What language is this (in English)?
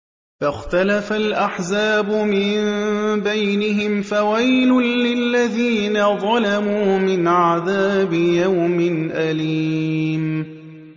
Arabic